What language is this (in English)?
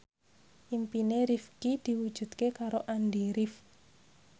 Javanese